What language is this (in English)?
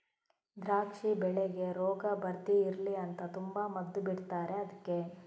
Kannada